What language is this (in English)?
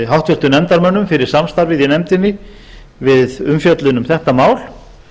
Icelandic